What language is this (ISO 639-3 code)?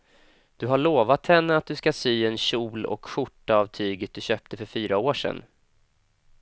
swe